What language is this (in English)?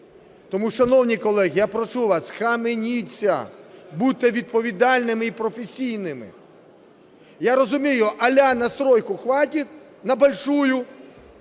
Ukrainian